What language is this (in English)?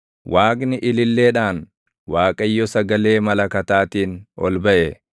Oromo